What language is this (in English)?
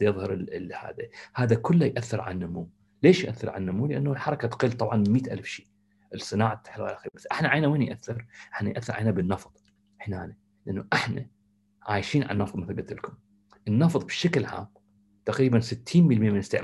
Arabic